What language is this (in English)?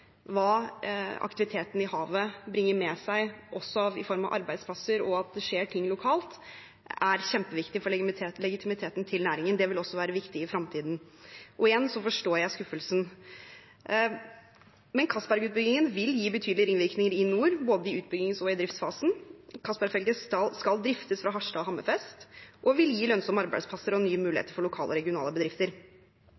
Norwegian Bokmål